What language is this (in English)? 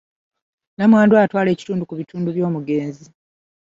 Ganda